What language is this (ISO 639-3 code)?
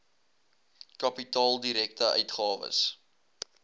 afr